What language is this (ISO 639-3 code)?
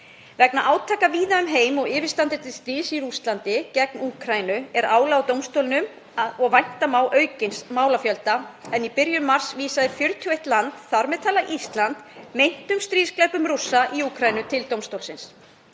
isl